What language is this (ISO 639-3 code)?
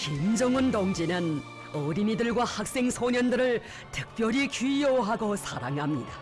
kor